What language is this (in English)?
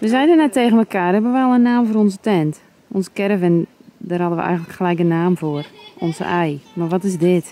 Dutch